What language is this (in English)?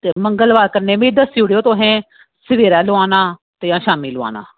Dogri